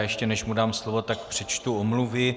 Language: Czech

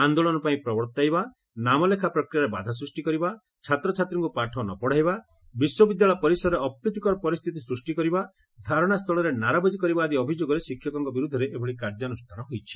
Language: Odia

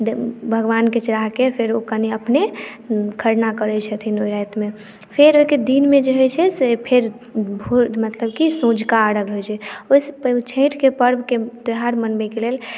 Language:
Maithili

